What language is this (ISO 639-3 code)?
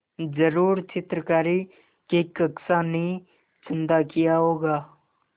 hin